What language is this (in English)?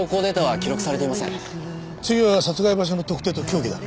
Japanese